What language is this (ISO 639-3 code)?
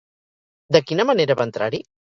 cat